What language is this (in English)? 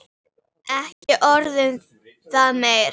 Icelandic